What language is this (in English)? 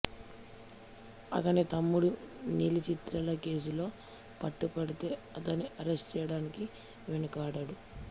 Telugu